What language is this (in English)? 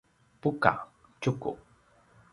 Paiwan